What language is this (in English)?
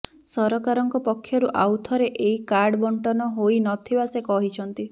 Odia